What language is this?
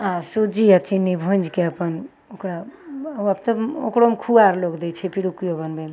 Maithili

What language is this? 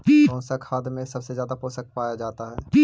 Magahi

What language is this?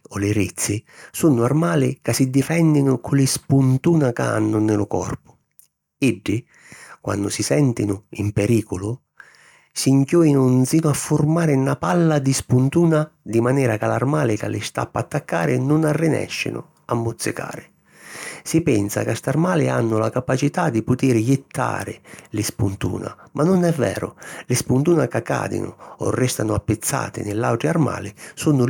Sicilian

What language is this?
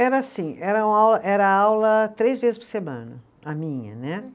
Portuguese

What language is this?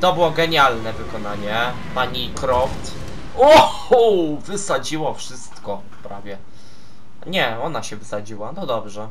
Polish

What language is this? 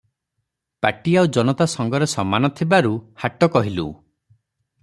Odia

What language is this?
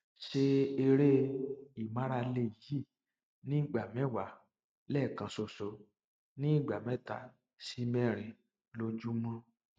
Yoruba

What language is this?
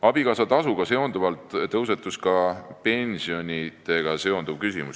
Estonian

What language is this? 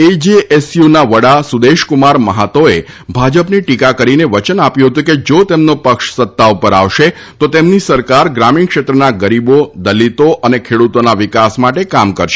Gujarati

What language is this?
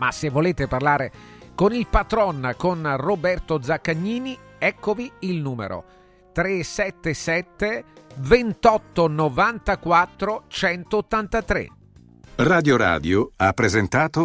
Italian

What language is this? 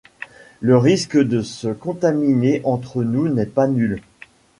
French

